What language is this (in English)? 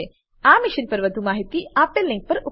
Gujarati